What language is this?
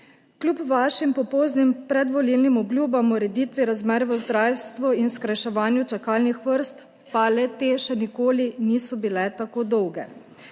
Slovenian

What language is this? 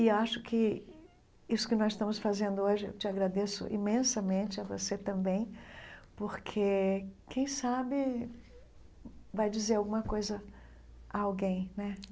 Portuguese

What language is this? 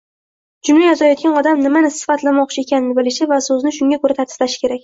Uzbek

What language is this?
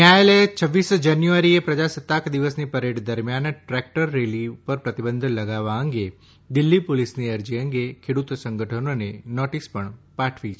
Gujarati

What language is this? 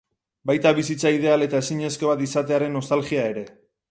Basque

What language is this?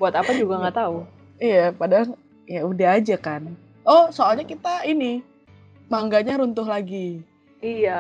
Indonesian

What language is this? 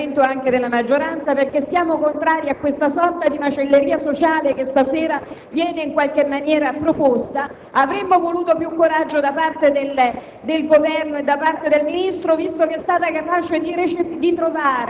Italian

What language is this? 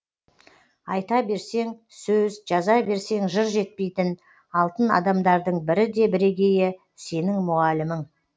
Kazakh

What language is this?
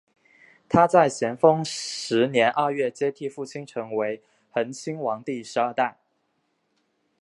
Chinese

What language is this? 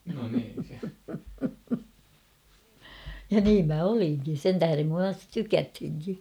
Finnish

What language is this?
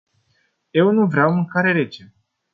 Romanian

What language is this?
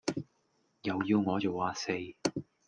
Cantonese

